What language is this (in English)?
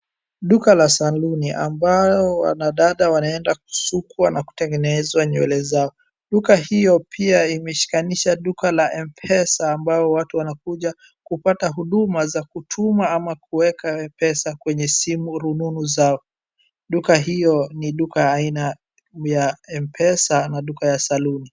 Swahili